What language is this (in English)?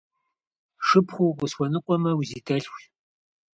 Kabardian